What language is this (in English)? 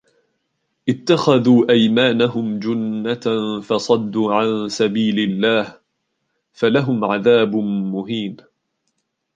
Arabic